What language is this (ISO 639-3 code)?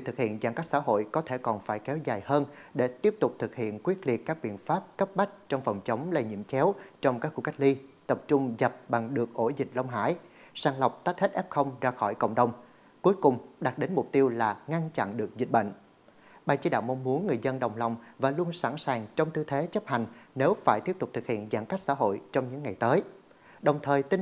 vie